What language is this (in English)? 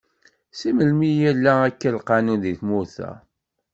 Kabyle